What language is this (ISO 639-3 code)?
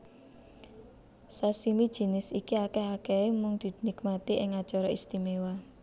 jav